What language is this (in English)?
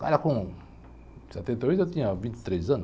Portuguese